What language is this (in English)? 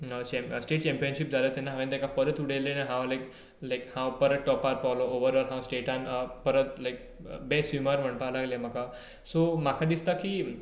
Konkani